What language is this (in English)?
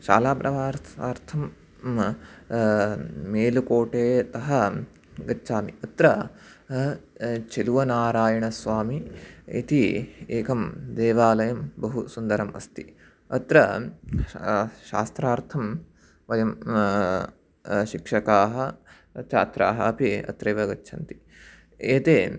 Sanskrit